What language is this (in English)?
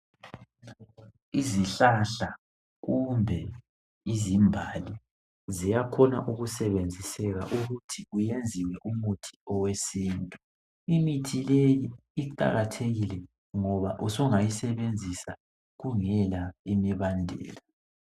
North Ndebele